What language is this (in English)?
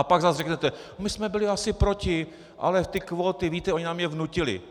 Czech